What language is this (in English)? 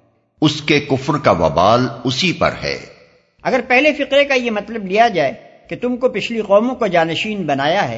Urdu